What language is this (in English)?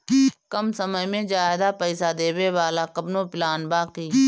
Bhojpuri